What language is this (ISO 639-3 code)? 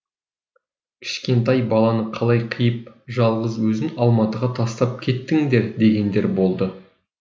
kaz